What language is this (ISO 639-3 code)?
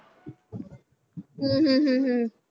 pan